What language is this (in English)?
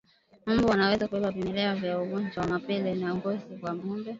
Swahili